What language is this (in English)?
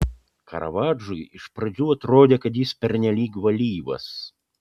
Lithuanian